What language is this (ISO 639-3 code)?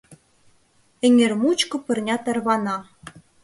chm